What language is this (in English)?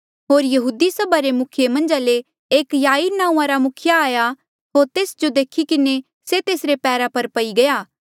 Mandeali